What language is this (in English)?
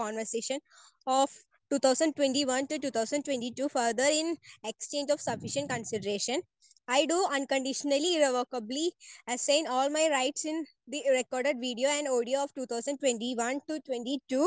Malayalam